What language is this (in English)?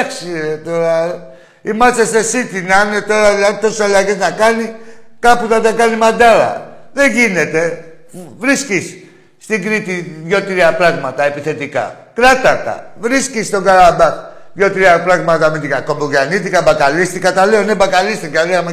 Greek